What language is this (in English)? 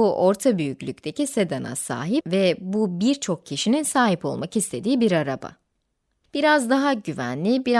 Turkish